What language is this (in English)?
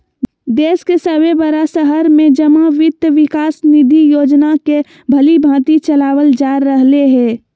Magahi